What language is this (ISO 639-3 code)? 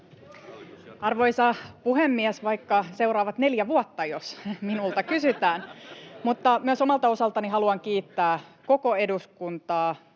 fin